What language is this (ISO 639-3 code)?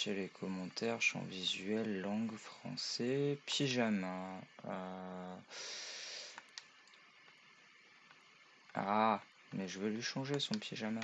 fra